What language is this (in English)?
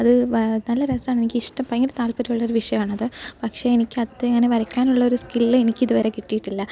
Malayalam